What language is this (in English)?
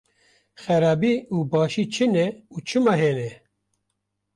Kurdish